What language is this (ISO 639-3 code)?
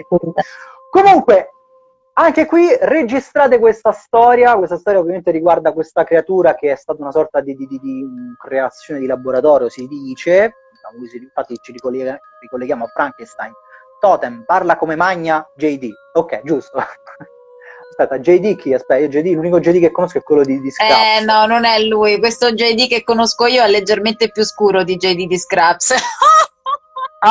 ita